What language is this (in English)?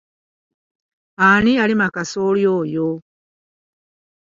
Ganda